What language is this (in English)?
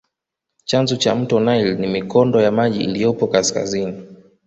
Swahili